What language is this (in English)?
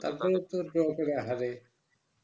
Bangla